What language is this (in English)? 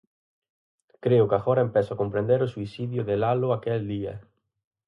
Galician